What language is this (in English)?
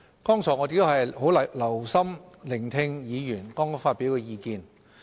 Cantonese